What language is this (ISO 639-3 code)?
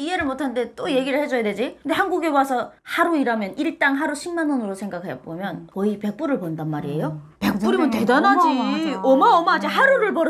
kor